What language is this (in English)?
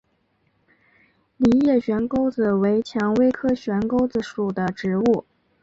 Chinese